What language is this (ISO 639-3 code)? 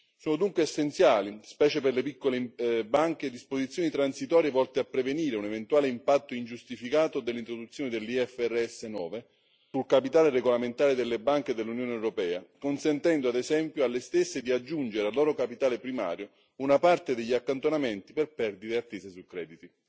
ita